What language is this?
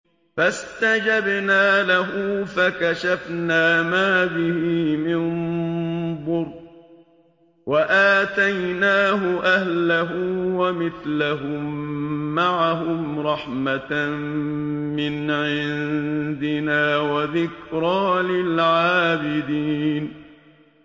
Arabic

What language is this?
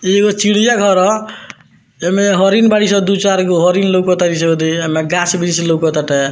Bhojpuri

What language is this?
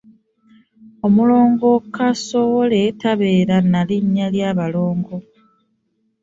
Ganda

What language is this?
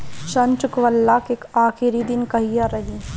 Bhojpuri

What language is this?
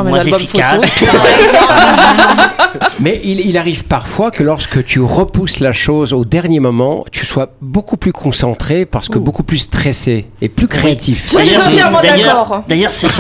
French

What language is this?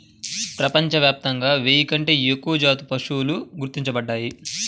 Telugu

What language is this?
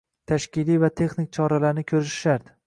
Uzbek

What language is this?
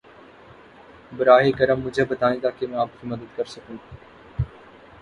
Urdu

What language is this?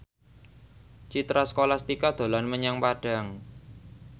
Javanese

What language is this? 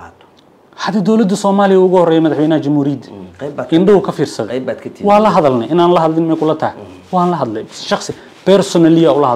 Arabic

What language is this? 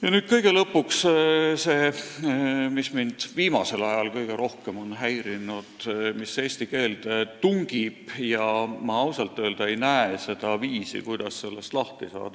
Estonian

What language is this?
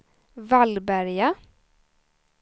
Swedish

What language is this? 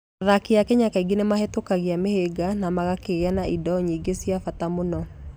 Kikuyu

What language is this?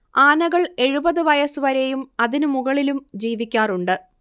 Malayalam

